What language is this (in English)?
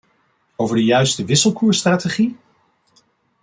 Dutch